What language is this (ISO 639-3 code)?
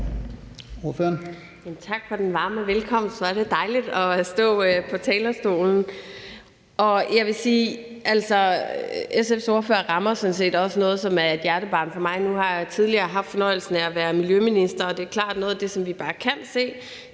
dan